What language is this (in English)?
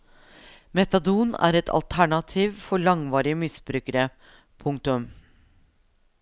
Norwegian